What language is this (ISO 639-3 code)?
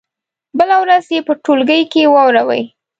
pus